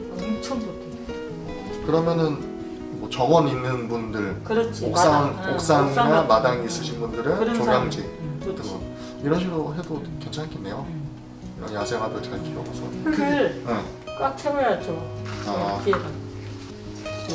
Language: Korean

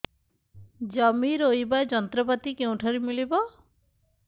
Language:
Odia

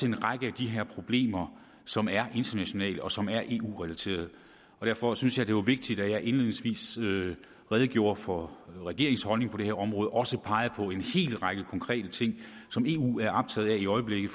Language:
Danish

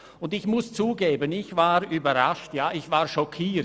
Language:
Swiss German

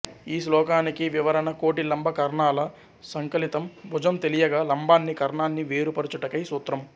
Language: Telugu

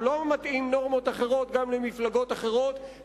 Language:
Hebrew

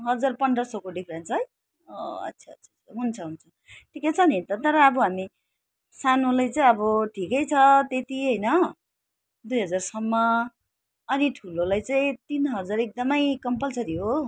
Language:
Nepali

